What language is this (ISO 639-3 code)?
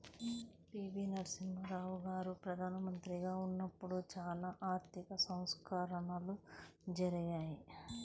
tel